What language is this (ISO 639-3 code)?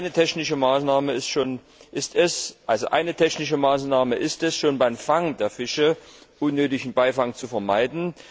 deu